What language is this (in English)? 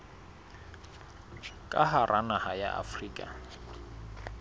Southern Sotho